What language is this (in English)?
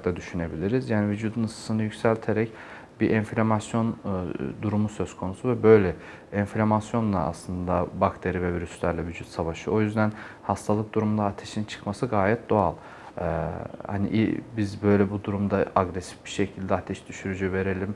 Turkish